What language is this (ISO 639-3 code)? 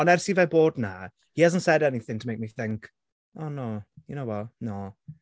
cym